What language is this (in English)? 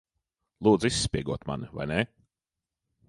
Latvian